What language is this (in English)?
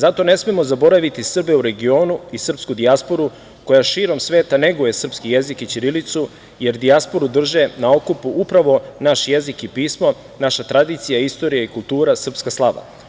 Serbian